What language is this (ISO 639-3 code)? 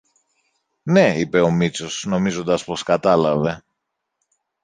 ell